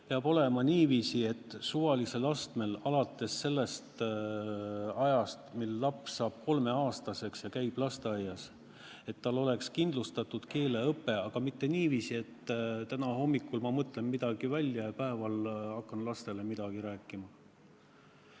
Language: Estonian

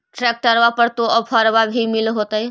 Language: Magahi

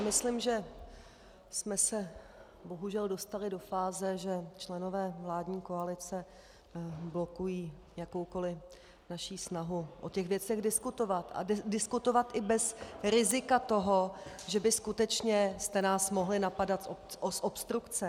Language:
Czech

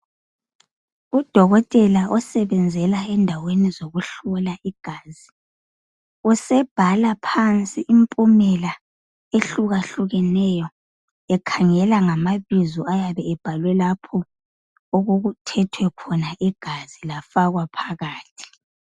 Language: North Ndebele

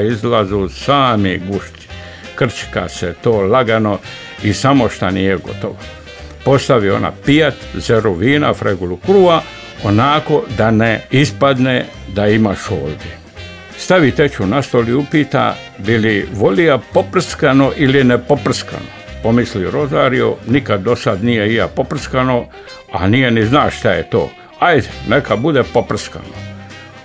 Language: Croatian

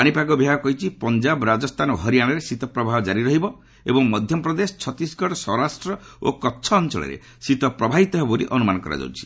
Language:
Odia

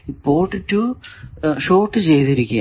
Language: Malayalam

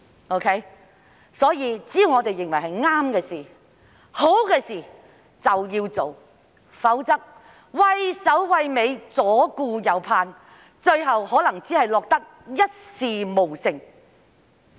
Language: Cantonese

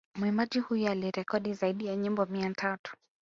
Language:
Swahili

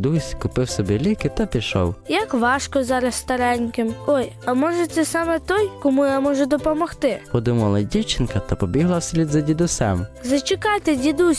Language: Ukrainian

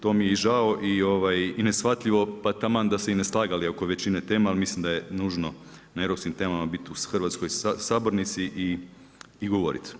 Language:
Croatian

